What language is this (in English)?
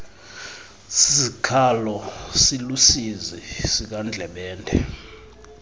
Xhosa